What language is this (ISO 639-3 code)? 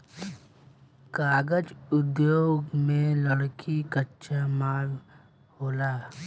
bho